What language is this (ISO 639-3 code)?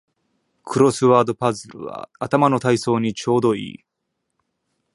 jpn